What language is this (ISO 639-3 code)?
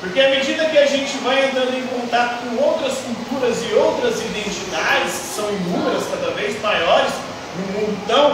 por